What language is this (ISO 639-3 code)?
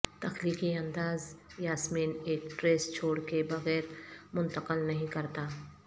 urd